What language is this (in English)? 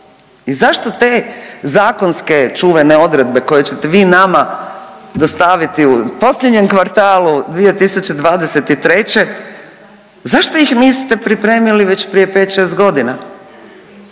Croatian